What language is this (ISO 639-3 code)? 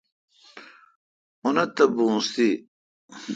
xka